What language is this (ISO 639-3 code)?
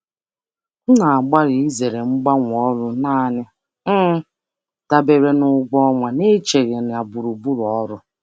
ibo